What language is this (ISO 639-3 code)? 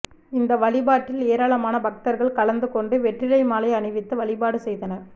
tam